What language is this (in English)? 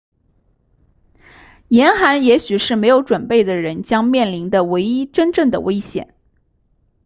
Chinese